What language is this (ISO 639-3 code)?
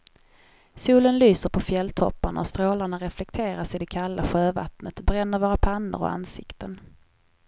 swe